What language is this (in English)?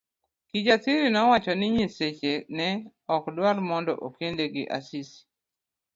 Luo (Kenya and Tanzania)